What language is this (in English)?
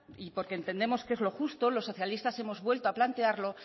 Spanish